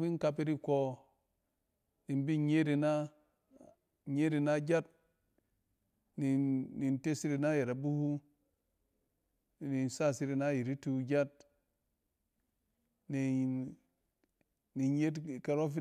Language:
Cen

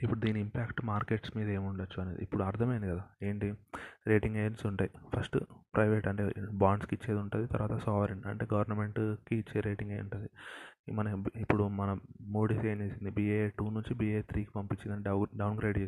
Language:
Telugu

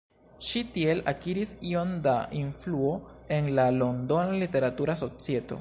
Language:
Esperanto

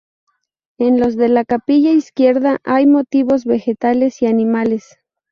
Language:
Spanish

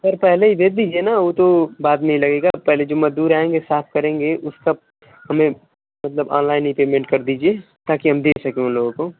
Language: Hindi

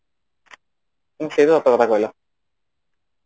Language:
Odia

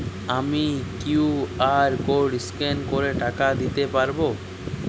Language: Bangla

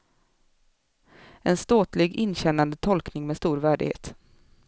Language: Swedish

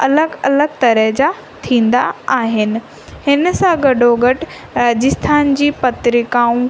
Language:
Sindhi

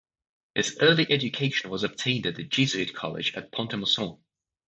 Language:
English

